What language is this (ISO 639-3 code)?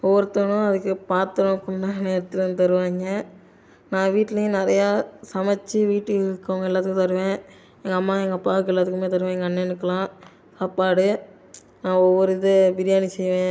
tam